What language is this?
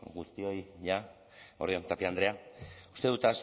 Basque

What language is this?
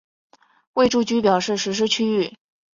Chinese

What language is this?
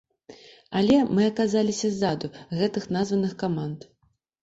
Belarusian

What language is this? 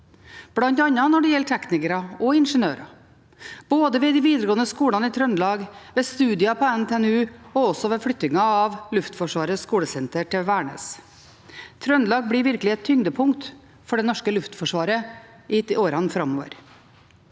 Norwegian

